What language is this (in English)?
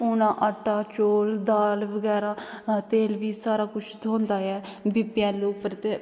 Dogri